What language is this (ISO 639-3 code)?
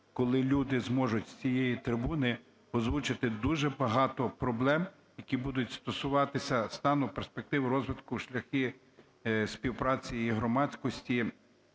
ukr